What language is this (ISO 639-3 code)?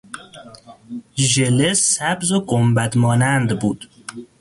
fas